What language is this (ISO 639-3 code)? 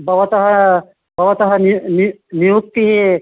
san